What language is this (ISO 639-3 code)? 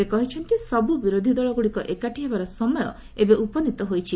ori